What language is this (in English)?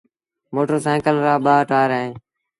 Sindhi Bhil